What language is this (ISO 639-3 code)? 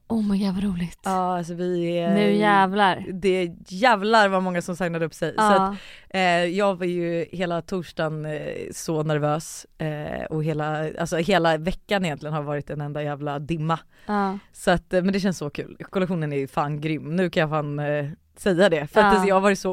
swe